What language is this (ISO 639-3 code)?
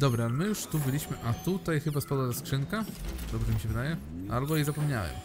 pol